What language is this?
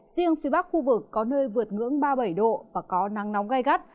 Vietnamese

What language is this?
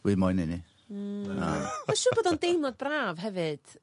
Welsh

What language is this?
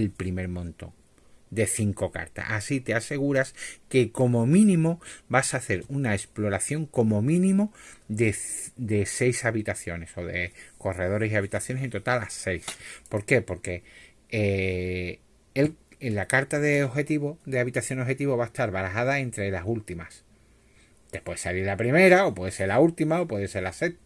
Spanish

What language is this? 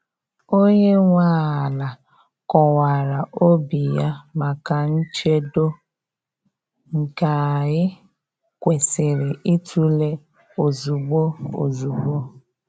Igbo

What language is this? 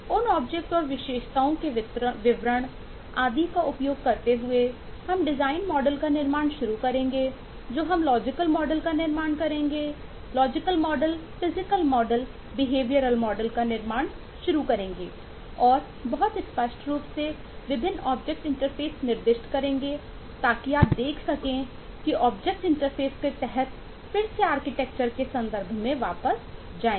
Hindi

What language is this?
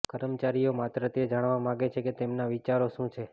Gujarati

